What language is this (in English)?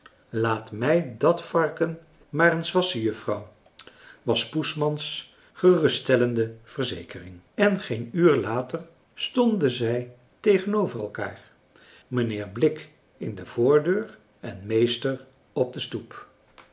Dutch